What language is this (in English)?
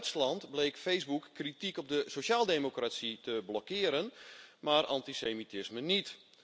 Dutch